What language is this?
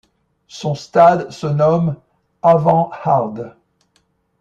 French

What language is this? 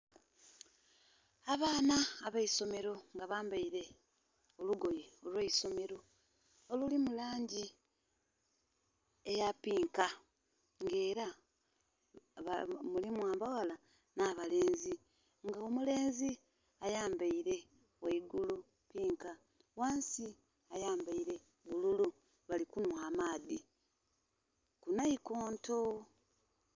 Soga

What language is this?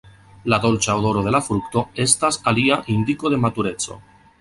Esperanto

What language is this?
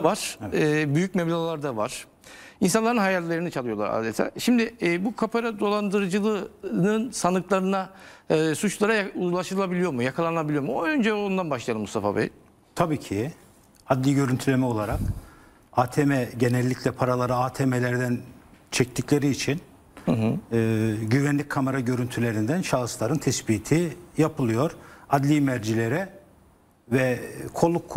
Turkish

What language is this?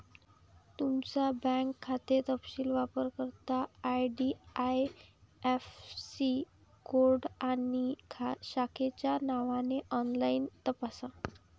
Marathi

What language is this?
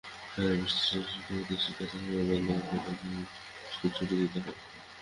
Bangla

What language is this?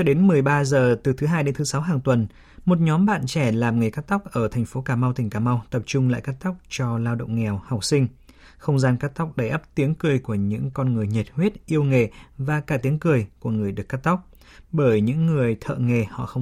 Vietnamese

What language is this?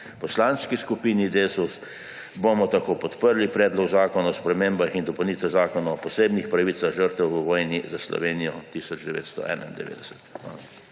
Slovenian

